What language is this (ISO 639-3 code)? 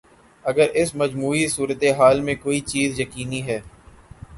urd